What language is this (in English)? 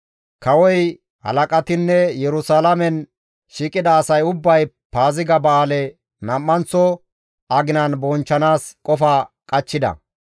Gamo